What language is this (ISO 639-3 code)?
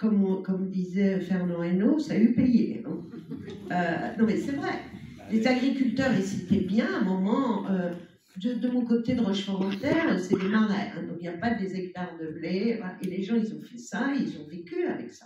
fra